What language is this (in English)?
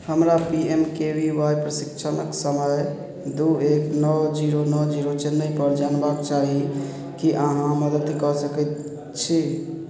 Maithili